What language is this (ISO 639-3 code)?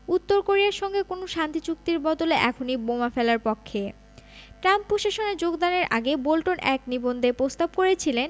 ben